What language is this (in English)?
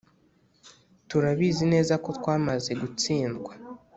Kinyarwanda